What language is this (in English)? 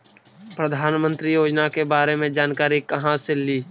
Magahi